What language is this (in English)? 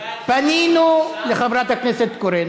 Hebrew